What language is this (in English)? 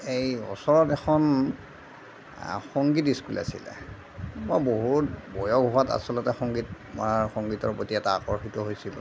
Assamese